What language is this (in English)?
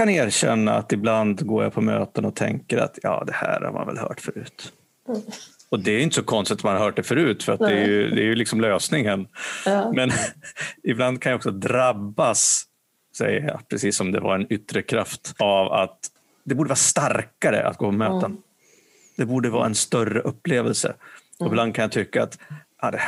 Swedish